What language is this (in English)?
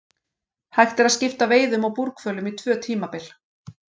Icelandic